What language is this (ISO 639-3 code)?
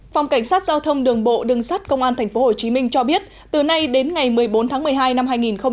vie